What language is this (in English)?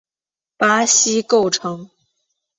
Chinese